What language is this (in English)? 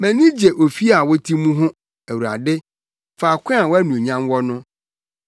Akan